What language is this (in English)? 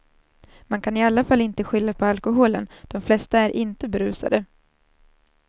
Swedish